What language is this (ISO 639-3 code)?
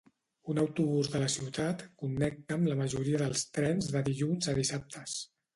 cat